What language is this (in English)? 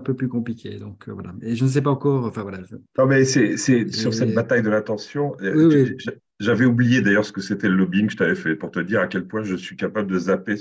French